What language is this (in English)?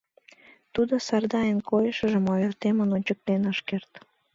Mari